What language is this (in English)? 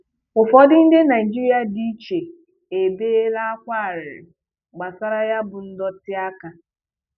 Igbo